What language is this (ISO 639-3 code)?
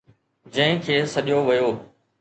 snd